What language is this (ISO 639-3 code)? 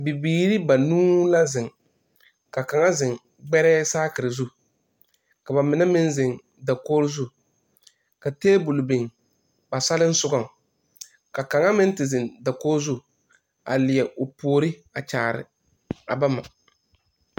dga